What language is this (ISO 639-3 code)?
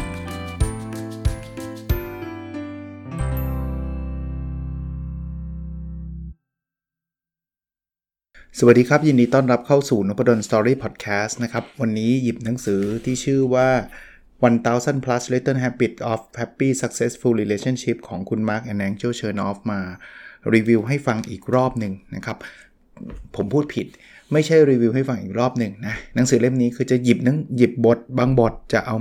tha